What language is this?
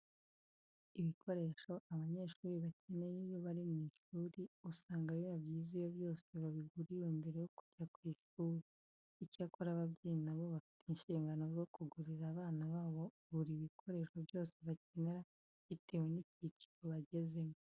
Kinyarwanda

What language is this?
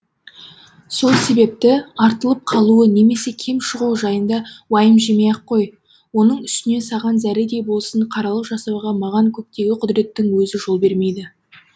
Kazakh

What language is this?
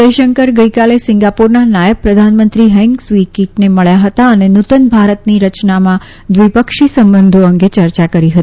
Gujarati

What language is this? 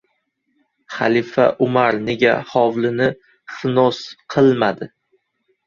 Uzbek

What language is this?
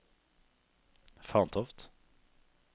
Norwegian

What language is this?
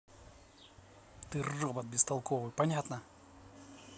Russian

